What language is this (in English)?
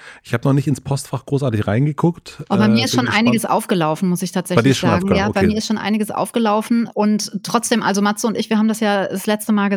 German